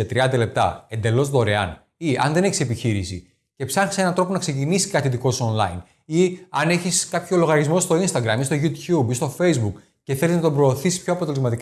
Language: Greek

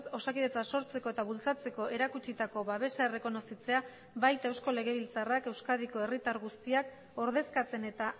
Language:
Basque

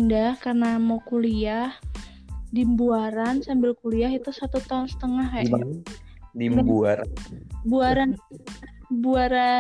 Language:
Indonesian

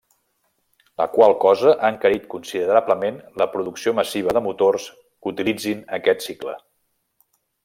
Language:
Catalan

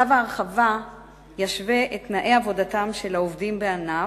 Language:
Hebrew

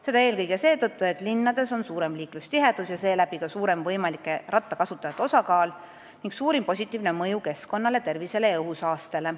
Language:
Estonian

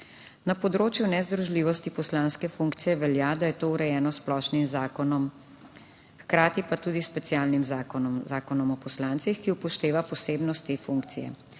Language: Slovenian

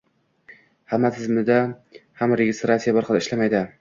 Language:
Uzbek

